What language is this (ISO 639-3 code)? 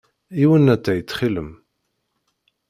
kab